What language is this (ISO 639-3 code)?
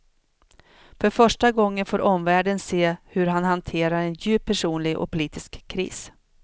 swe